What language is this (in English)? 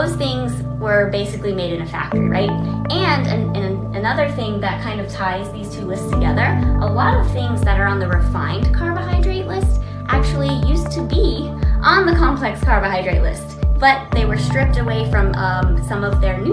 English